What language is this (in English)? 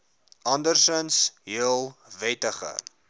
Afrikaans